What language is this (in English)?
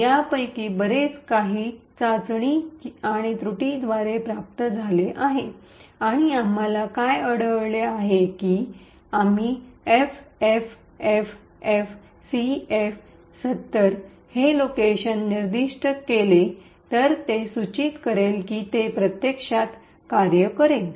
Marathi